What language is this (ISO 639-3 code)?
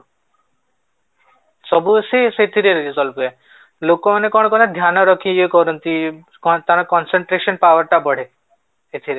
ori